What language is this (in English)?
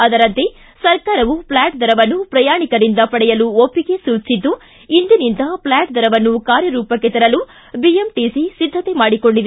Kannada